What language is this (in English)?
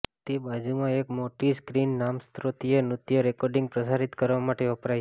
Gujarati